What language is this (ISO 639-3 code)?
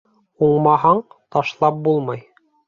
bak